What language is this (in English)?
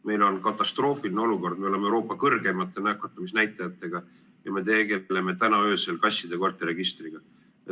Estonian